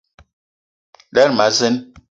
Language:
Eton (Cameroon)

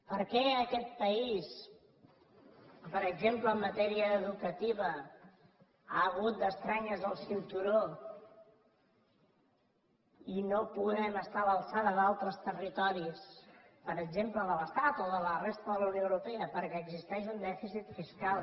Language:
Catalan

